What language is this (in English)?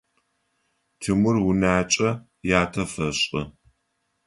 Adyghe